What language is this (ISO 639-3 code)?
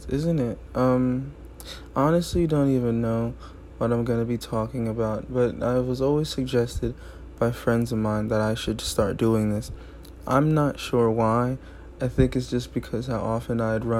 eng